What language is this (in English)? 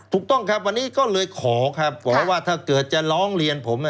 Thai